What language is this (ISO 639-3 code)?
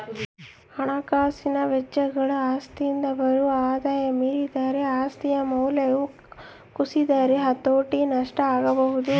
kan